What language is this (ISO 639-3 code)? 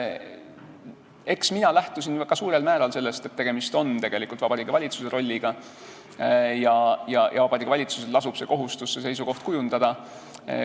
est